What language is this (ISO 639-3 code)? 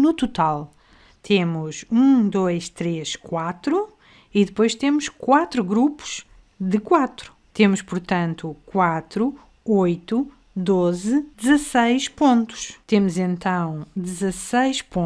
por